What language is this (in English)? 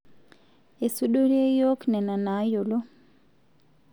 Masai